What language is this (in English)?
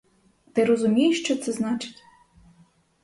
Ukrainian